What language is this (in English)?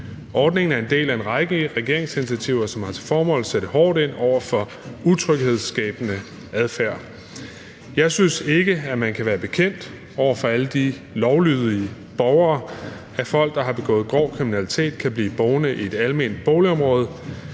Danish